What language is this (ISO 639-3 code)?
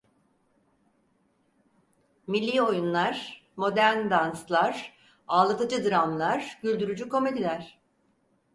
tur